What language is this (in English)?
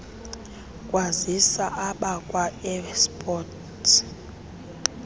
Xhosa